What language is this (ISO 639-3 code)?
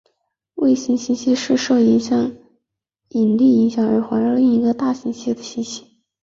zho